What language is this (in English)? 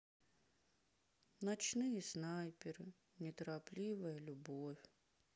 Russian